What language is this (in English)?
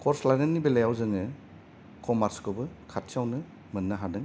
Bodo